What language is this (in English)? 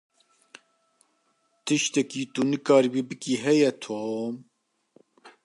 Kurdish